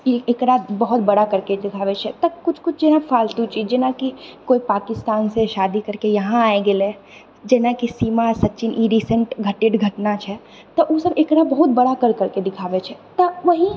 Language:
Maithili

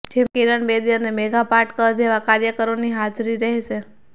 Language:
Gujarati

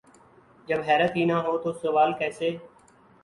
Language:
Urdu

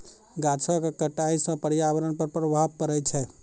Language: Maithili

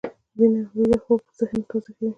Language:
Pashto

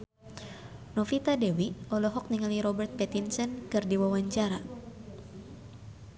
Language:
Sundanese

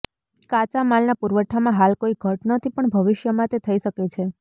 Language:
Gujarati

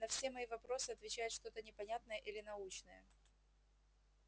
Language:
Russian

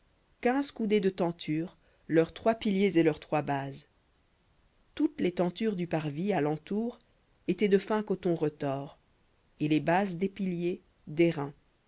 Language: French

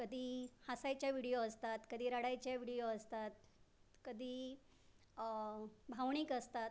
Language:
Marathi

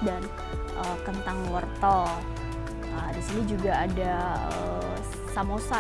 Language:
Indonesian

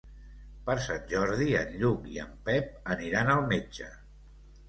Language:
Catalan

